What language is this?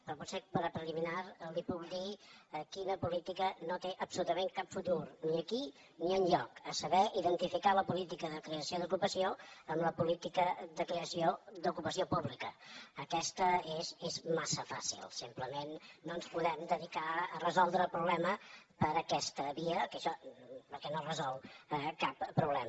Catalan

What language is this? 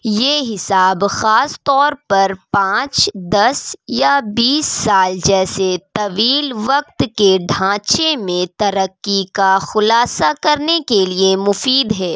Urdu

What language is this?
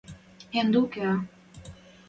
Western Mari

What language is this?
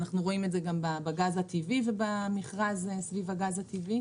Hebrew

